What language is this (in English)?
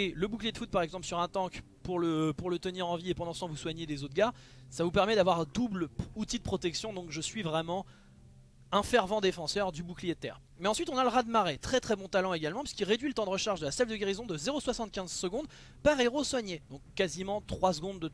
French